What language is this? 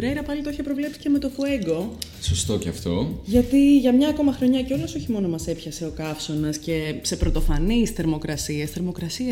Greek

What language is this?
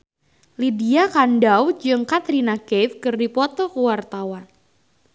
Sundanese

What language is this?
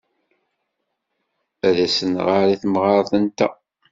Kabyle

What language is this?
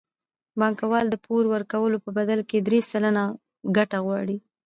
Pashto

